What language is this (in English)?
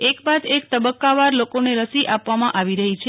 Gujarati